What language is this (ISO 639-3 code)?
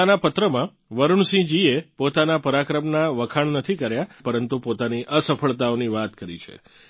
guj